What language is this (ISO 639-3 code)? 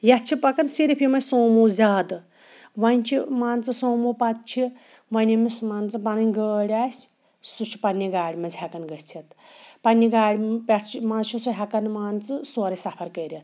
kas